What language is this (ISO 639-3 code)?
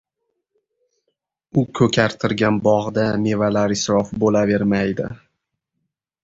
uzb